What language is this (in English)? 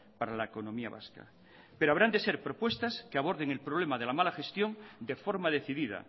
Spanish